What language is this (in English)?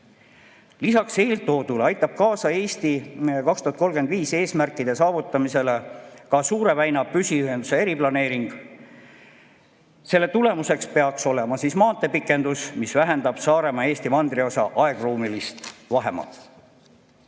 Estonian